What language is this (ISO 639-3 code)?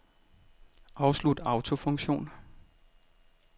dan